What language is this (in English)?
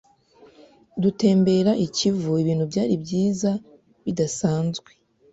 Kinyarwanda